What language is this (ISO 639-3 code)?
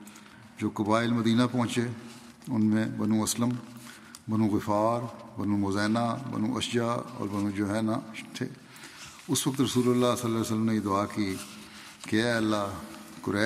urd